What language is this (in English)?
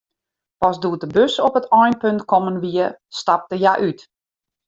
Western Frisian